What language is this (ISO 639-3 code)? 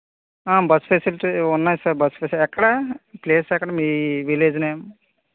tel